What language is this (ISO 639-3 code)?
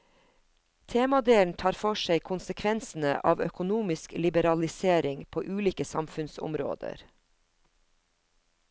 nor